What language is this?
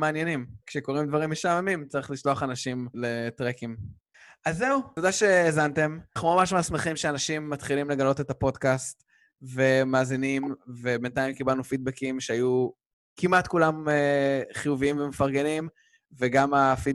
Hebrew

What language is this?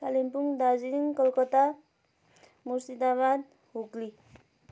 Nepali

